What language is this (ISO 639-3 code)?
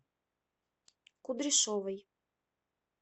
rus